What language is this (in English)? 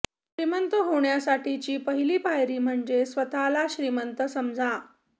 Marathi